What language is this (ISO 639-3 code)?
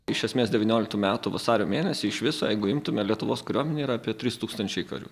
lit